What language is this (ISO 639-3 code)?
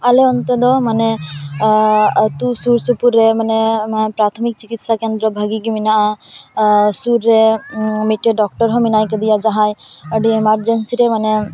sat